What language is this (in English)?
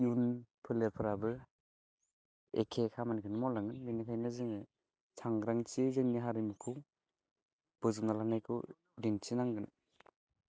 Bodo